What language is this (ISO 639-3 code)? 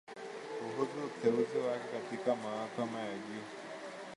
swa